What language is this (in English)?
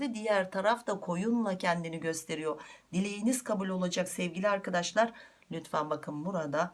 Turkish